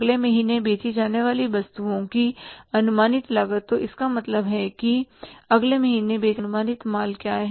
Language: Hindi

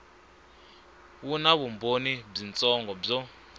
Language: Tsonga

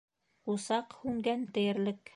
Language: Bashkir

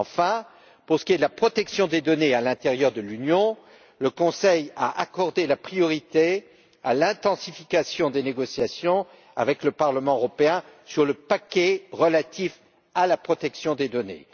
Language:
French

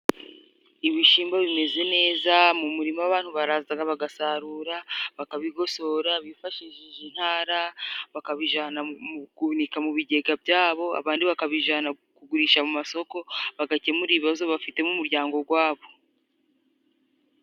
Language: Kinyarwanda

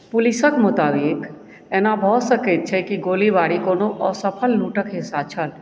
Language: Maithili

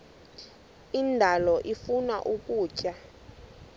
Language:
Xhosa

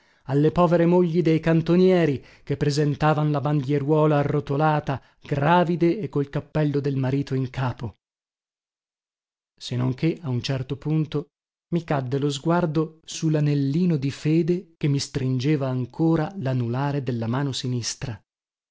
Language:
Italian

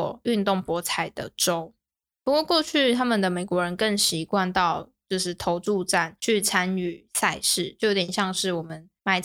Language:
Chinese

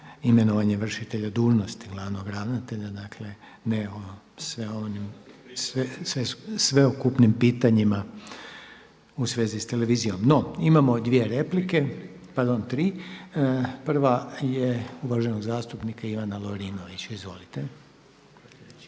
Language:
Croatian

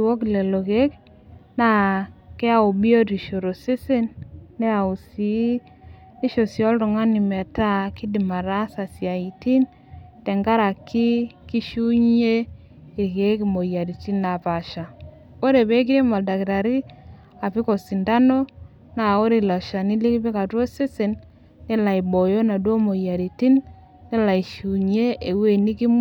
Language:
Masai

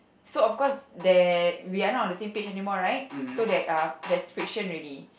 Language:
English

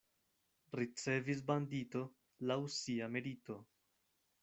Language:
Esperanto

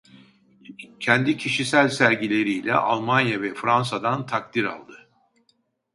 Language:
Turkish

